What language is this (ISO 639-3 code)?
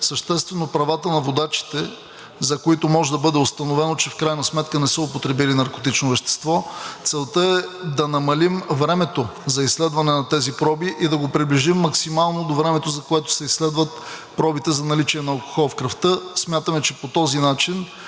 bul